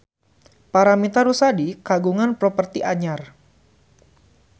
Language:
Sundanese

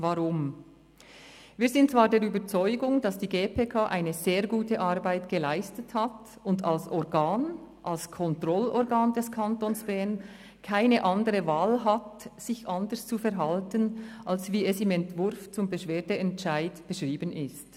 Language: Swiss German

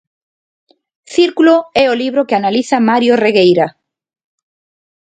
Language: Galician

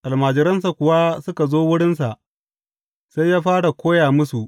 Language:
Hausa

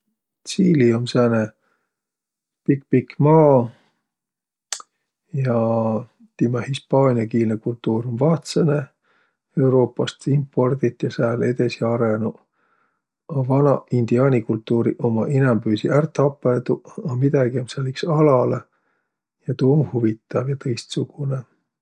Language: Võro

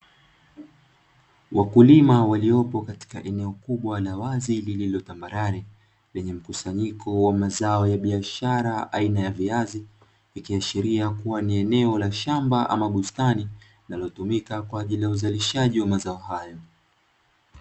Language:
Swahili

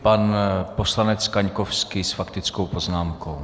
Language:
Czech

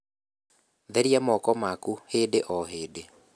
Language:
Kikuyu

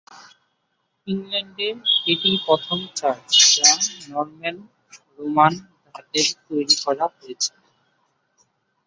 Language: Bangla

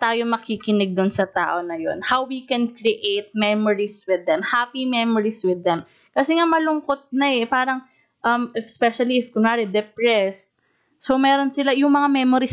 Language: Filipino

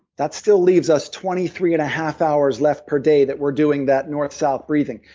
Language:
English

